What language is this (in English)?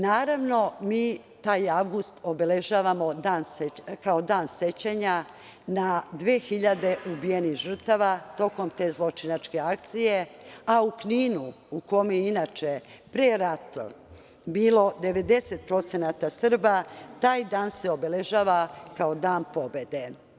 Serbian